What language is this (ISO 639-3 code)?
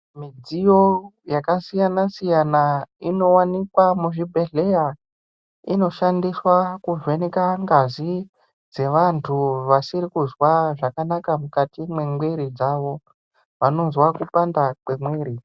ndc